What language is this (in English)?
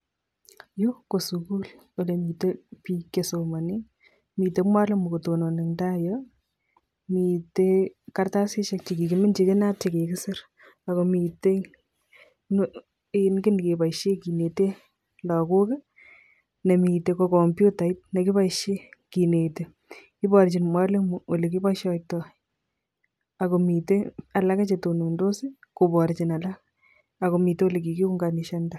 Kalenjin